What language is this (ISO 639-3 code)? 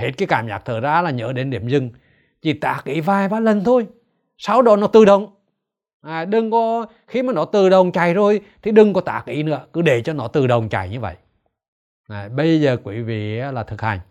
vie